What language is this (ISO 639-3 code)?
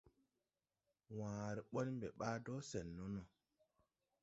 tui